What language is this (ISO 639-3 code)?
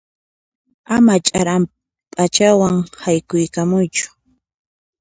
qxp